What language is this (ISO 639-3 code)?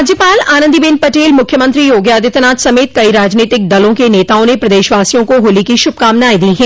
hin